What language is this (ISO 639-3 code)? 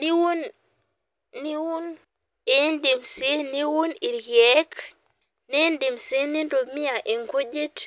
mas